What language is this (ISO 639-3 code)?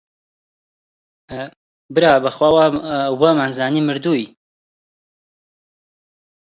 ckb